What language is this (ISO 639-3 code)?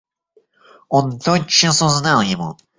rus